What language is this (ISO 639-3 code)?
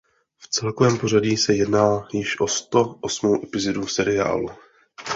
ces